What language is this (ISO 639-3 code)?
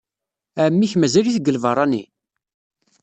kab